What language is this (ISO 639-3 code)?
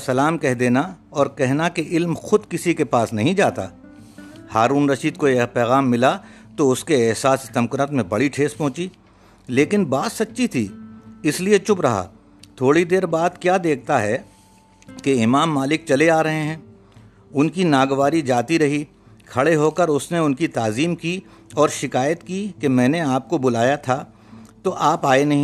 urd